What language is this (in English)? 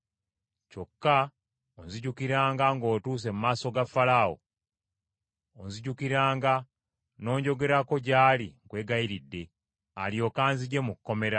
Ganda